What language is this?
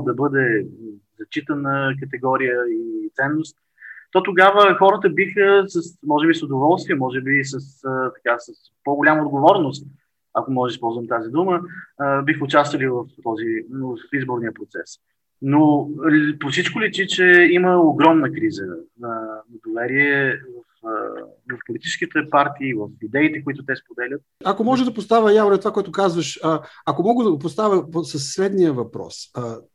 Bulgarian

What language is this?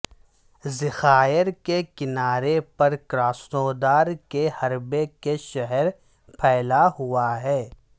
Urdu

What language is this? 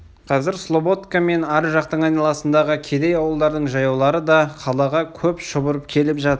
Kazakh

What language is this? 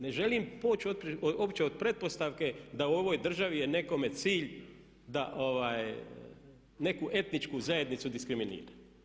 Croatian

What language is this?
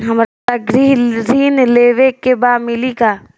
Bhojpuri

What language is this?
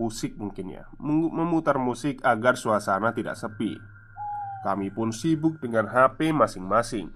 Indonesian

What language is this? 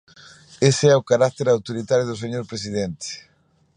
Galician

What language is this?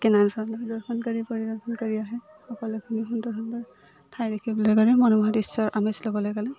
Assamese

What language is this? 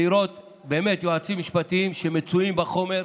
Hebrew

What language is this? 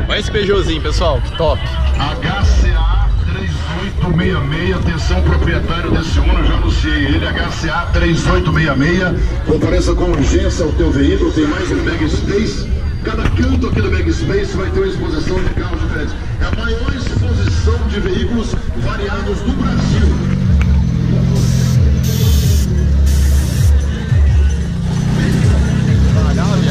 Portuguese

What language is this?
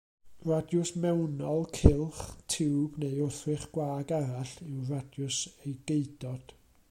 Welsh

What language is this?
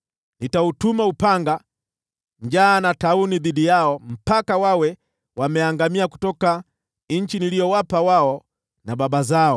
Swahili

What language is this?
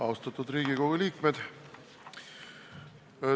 Estonian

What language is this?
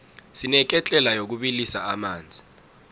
South Ndebele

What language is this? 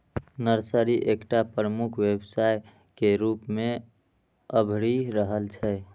Maithili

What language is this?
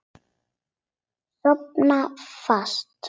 Icelandic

